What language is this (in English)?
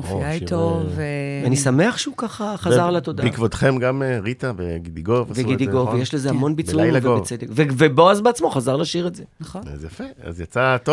Hebrew